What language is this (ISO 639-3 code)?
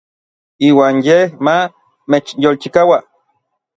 nlv